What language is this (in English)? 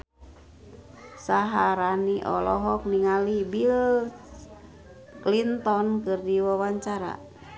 Sundanese